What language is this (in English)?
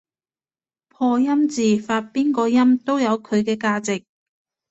Cantonese